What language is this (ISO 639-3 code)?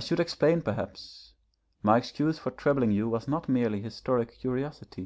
eng